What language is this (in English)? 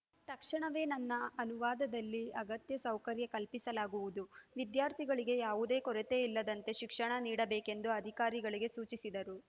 Kannada